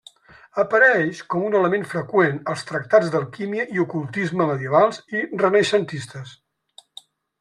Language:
Catalan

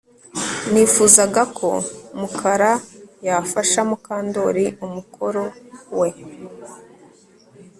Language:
Kinyarwanda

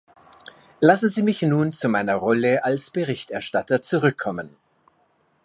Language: German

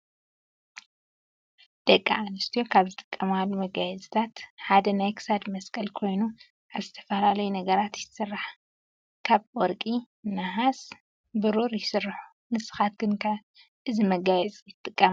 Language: Tigrinya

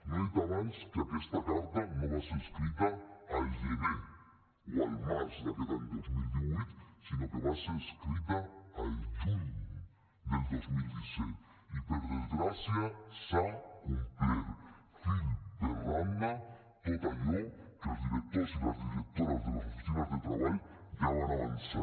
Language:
Catalan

